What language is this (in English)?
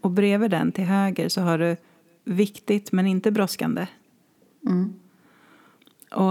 Swedish